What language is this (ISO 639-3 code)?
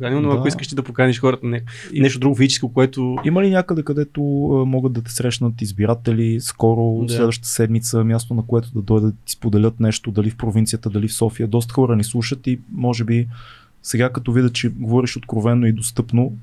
bul